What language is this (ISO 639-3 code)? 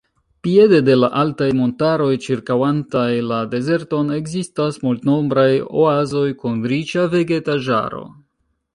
epo